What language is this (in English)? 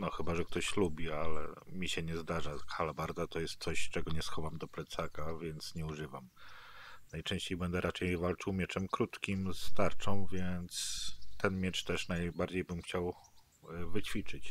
Polish